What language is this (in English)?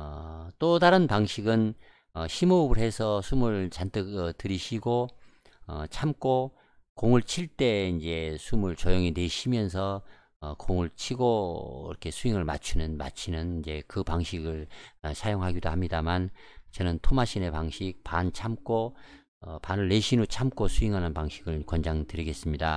Korean